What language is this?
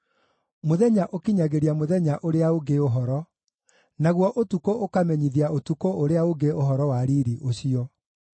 Kikuyu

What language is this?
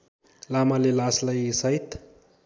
Nepali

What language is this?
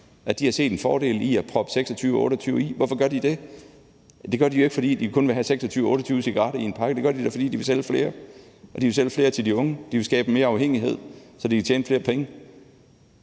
Danish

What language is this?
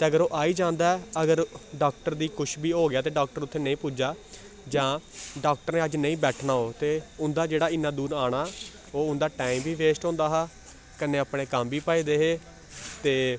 Dogri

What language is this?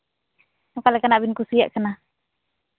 Santali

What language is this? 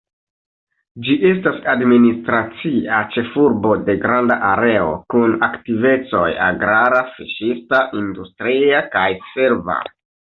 Esperanto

